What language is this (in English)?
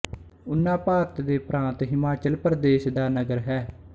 Punjabi